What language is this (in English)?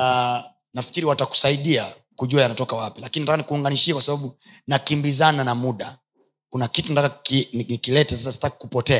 Swahili